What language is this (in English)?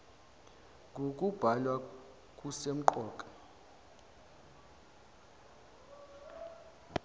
Zulu